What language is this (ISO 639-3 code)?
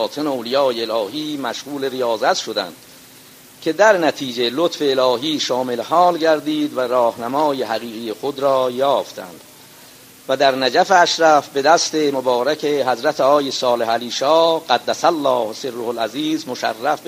fas